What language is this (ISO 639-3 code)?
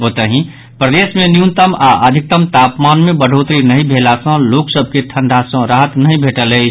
mai